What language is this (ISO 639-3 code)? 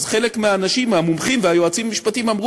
heb